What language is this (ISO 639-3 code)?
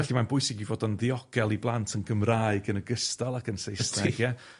cym